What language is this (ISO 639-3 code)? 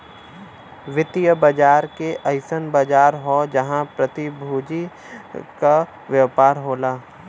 bho